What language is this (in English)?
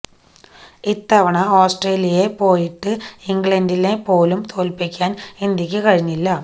Malayalam